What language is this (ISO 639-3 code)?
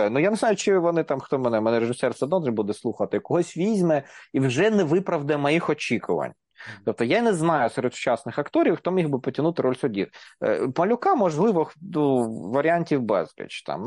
ukr